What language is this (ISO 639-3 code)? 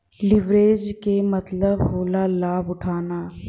bho